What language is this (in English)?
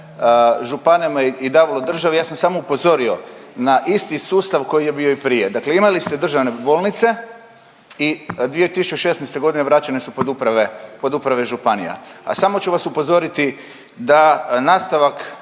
Croatian